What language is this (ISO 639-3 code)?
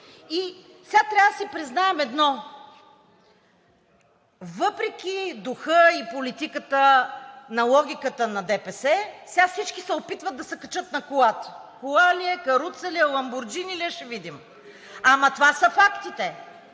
bul